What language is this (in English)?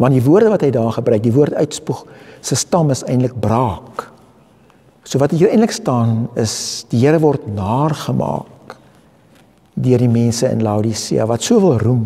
Dutch